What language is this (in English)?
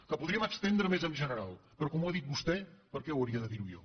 Catalan